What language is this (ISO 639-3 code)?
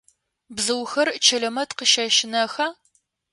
ady